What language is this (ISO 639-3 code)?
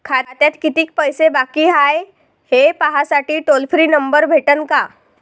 mar